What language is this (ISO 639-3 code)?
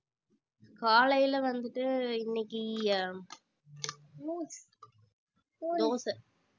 tam